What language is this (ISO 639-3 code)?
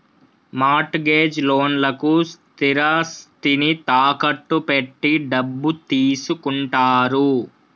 tel